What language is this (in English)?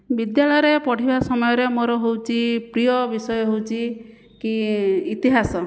Odia